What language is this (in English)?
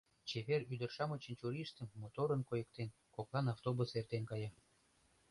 Mari